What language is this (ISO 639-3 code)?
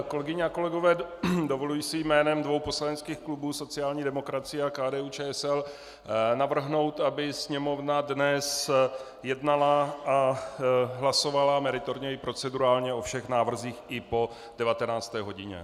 ces